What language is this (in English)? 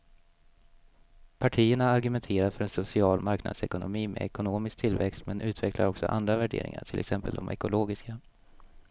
Swedish